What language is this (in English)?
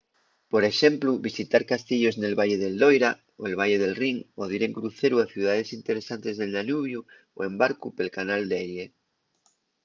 Asturian